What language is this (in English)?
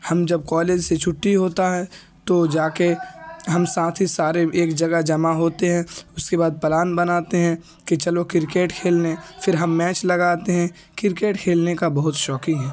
Urdu